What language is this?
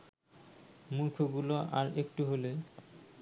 Bangla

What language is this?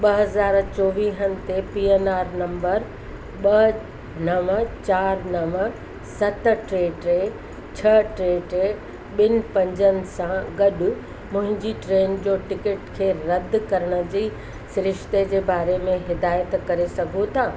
Sindhi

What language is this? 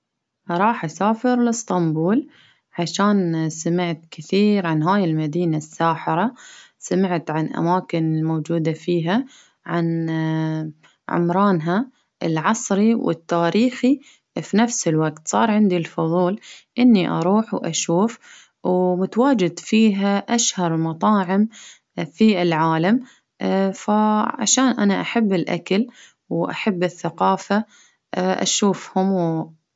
Baharna Arabic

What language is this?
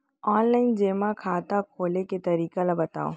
Chhattisgarhi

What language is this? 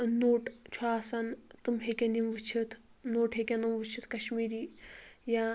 Kashmiri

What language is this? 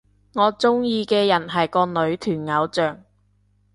Cantonese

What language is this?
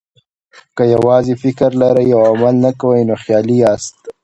Pashto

